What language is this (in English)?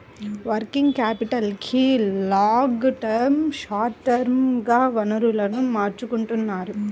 Telugu